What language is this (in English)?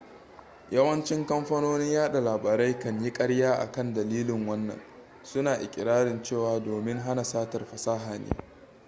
Hausa